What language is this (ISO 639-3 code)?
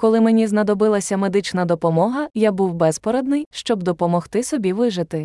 ukr